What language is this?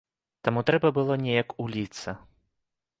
Belarusian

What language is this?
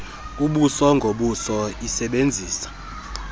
Xhosa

